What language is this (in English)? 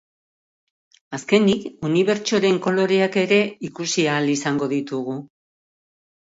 Basque